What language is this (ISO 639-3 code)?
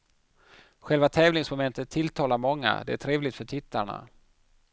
swe